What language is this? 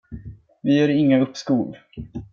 Swedish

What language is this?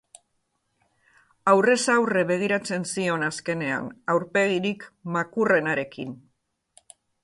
Basque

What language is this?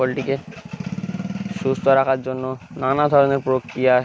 Bangla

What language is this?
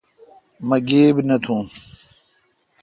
Kalkoti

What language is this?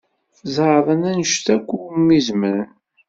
Kabyle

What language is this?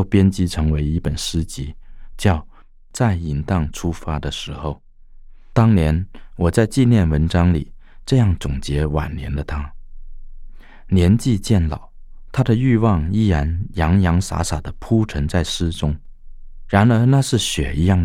Chinese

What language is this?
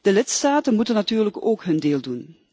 Dutch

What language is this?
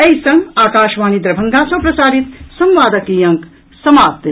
Maithili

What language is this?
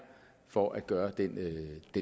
Danish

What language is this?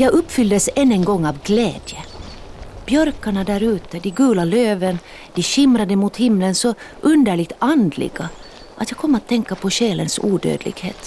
Swedish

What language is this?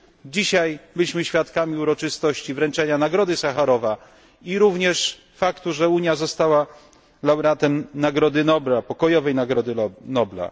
Polish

